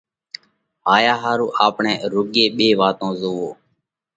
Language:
Parkari Koli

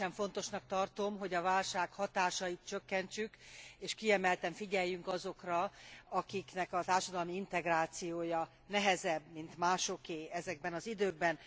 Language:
Hungarian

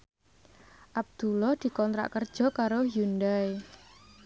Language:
Javanese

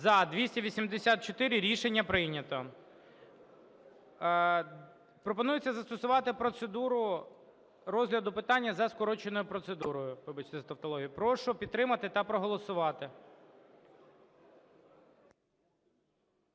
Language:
Ukrainian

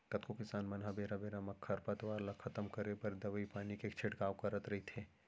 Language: Chhattisgarhi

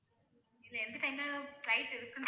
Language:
Tamil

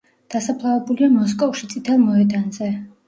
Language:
Georgian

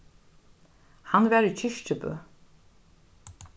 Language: Faroese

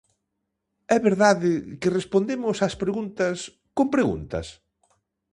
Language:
Galician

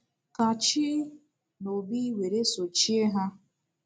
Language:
Igbo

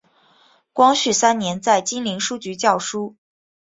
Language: Chinese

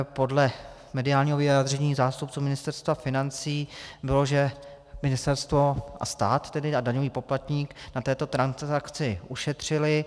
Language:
Czech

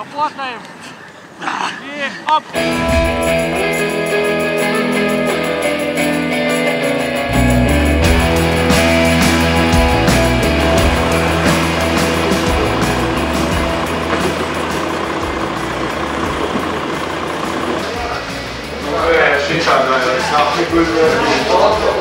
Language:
Latvian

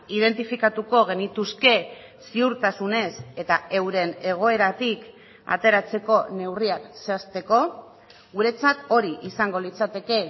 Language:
Basque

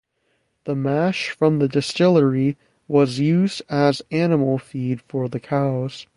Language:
English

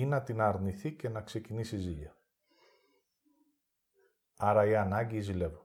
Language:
Greek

